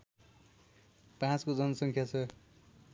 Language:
Nepali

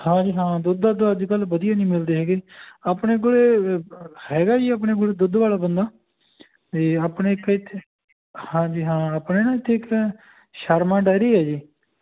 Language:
Punjabi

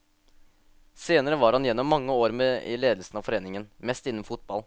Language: Norwegian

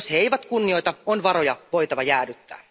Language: Finnish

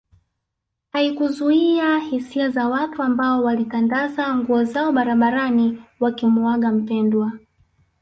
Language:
Swahili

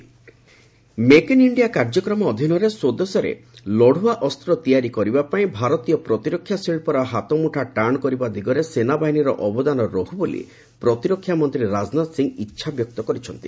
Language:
Odia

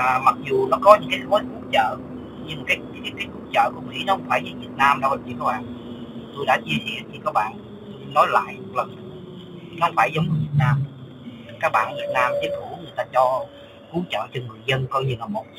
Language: Vietnamese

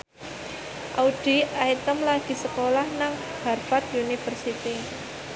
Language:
Javanese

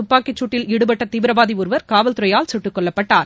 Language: Tamil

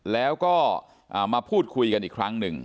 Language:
Thai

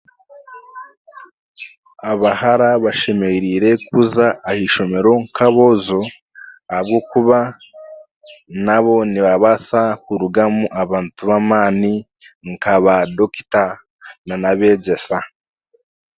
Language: Chiga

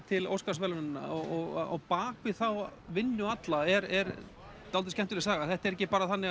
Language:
Icelandic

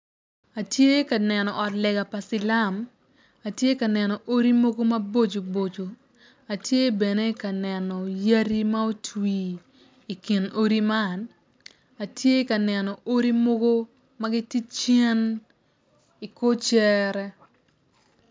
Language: Acoli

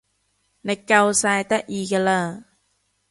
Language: Cantonese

